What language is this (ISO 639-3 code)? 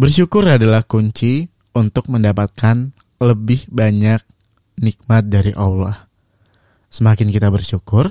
ind